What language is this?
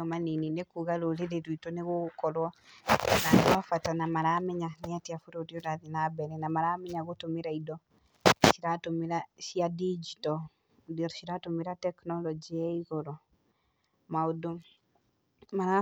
Kikuyu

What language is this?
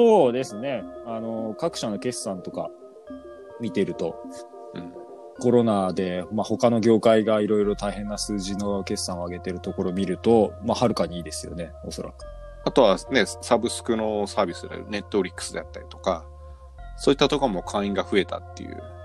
Japanese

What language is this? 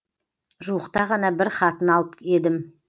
Kazakh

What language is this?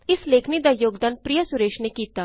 Punjabi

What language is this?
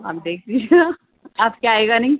Urdu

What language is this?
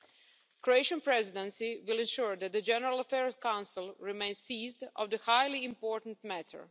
English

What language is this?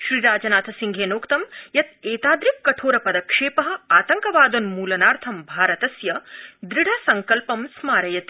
Sanskrit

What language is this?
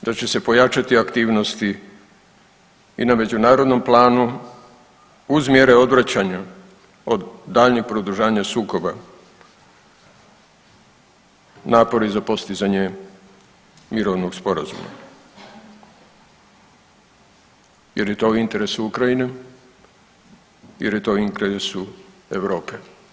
Croatian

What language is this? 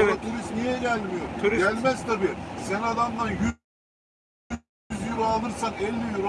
Turkish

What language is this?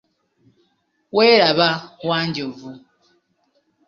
Ganda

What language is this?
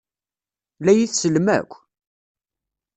Kabyle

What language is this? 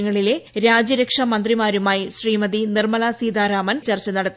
Malayalam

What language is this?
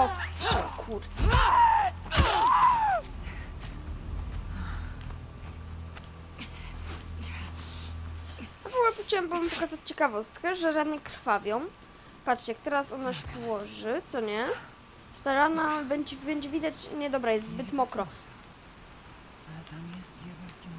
Polish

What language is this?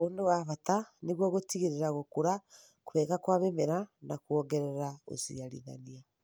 Kikuyu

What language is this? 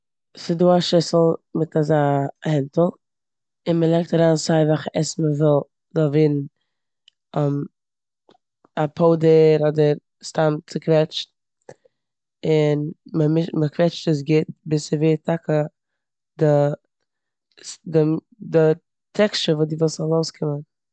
Yiddish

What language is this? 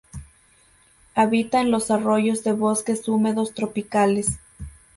Spanish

